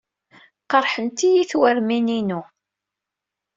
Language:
Kabyle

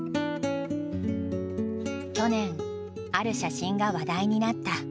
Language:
Japanese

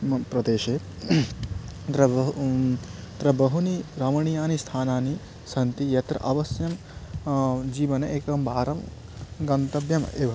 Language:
Sanskrit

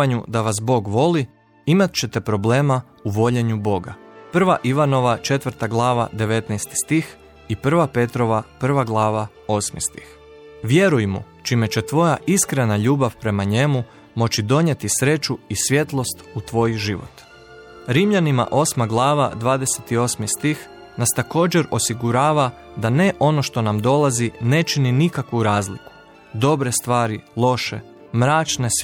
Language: Croatian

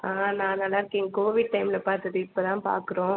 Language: Tamil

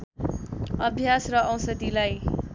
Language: Nepali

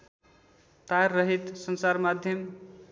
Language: Nepali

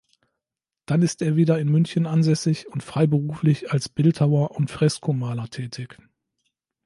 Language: German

